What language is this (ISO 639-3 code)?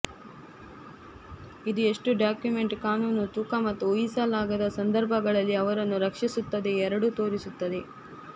kan